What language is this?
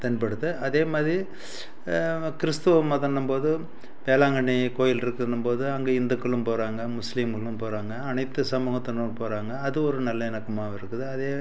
Tamil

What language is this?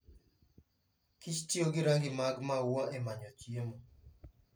Luo (Kenya and Tanzania)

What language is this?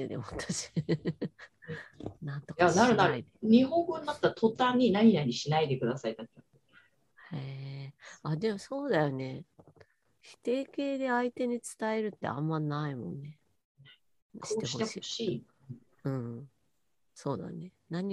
Japanese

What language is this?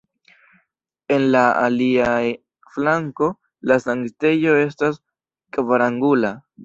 Esperanto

